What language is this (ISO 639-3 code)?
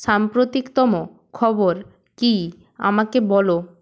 ben